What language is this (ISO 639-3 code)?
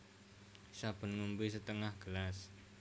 jav